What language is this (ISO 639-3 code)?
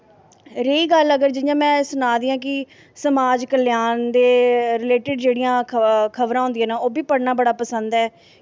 doi